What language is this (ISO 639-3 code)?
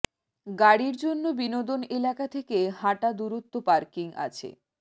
ben